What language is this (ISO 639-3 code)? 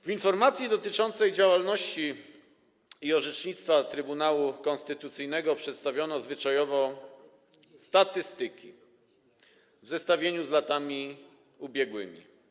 pol